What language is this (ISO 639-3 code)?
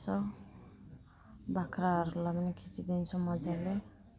nep